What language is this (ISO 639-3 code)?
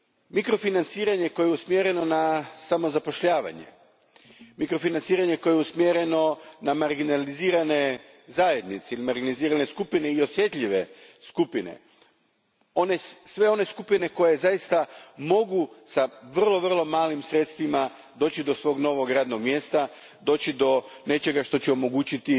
hrv